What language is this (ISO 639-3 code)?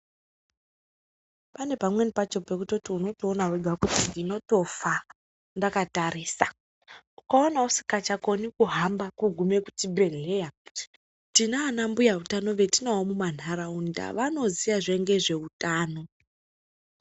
ndc